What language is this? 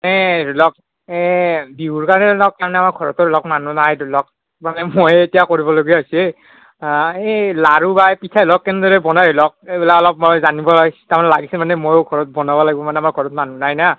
Assamese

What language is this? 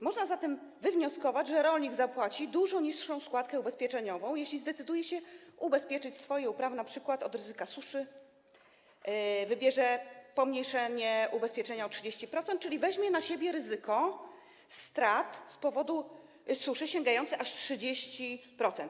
Polish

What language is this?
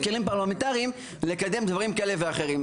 Hebrew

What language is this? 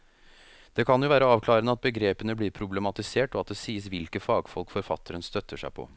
Norwegian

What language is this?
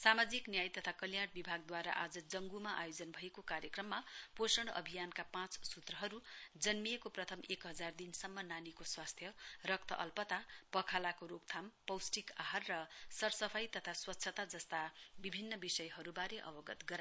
Nepali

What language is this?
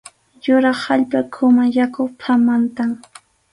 Arequipa-La Unión Quechua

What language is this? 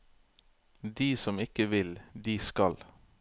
Norwegian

